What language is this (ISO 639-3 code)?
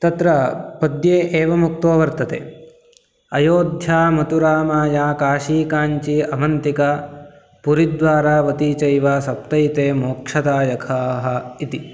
san